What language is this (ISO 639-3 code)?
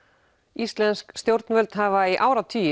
isl